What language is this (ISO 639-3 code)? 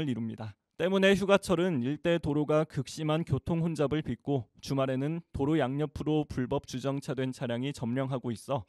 kor